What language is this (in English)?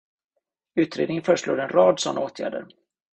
Swedish